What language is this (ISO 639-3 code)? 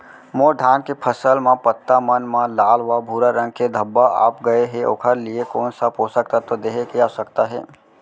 hne